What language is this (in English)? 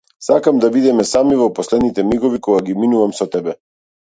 Macedonian